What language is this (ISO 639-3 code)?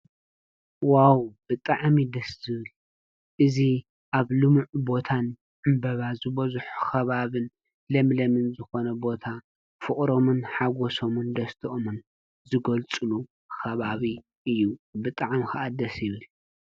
tir